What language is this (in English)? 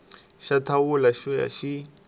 Tsonga